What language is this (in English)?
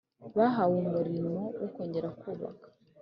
Kinyarwanda